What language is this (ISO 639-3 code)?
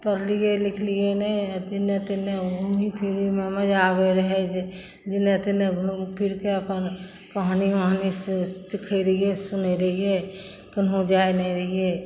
mai